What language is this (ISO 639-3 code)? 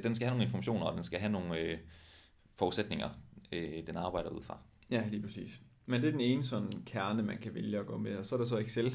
dan